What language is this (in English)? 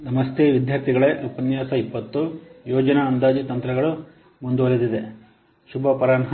Kannada